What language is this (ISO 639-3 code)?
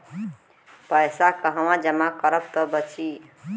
bho